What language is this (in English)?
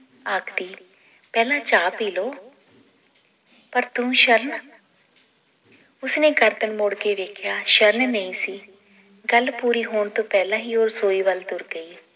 Punjabi